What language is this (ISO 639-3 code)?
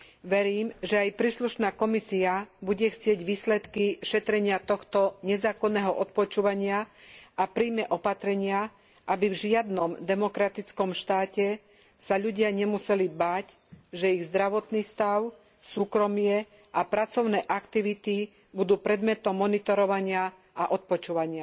slk